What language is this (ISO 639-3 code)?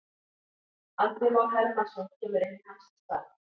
isl